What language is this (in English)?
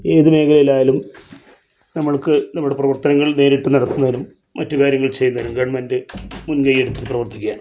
Malayalam